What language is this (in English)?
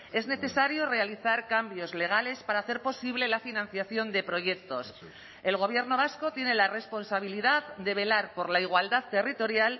Spanish